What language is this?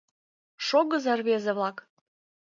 Mari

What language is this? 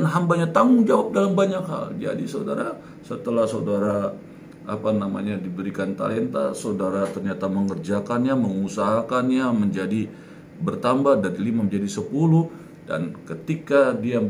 Indonesian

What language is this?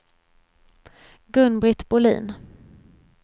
Swedish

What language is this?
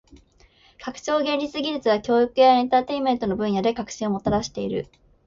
Japanese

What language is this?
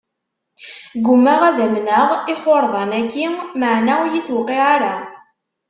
Kabyle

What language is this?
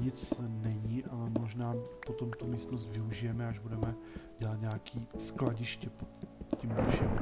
Czech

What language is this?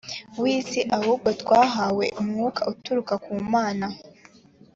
Kinyarwanda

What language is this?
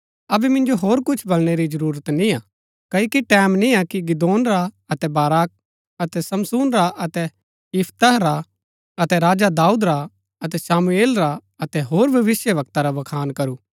Gaddi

